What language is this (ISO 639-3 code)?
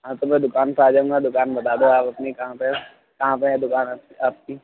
urd